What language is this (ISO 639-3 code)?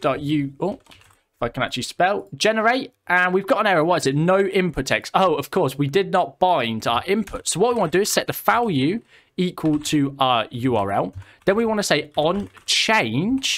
eng